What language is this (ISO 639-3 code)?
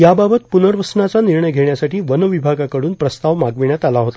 mar